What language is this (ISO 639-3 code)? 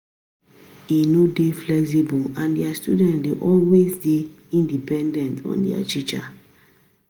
pcm